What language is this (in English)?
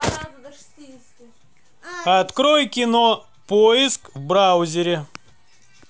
Russian